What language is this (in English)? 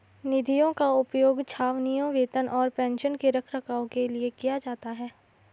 Hindi